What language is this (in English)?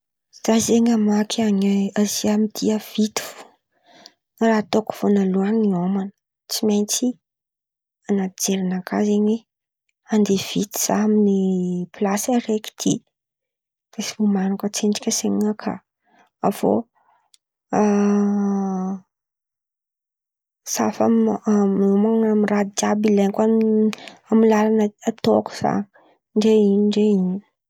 Antankarana Malagasy